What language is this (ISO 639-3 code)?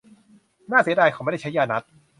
tha